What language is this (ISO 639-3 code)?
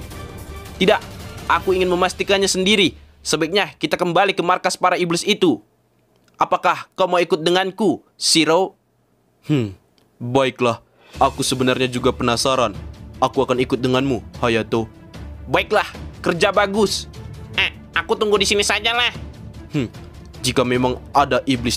ind